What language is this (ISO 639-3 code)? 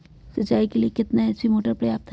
mag